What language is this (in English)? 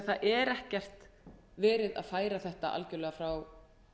Icelandic